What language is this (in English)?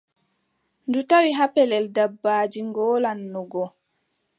Adamawa Fulfulde